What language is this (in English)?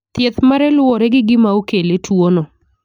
Luo (Kenya and Tanzania)